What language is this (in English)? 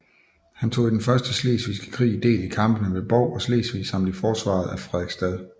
Danish